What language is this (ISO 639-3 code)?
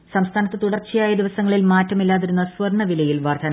mal